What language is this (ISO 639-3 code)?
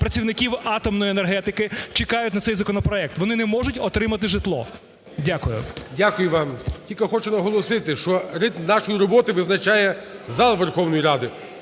ukr